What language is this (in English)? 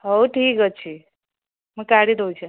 Odia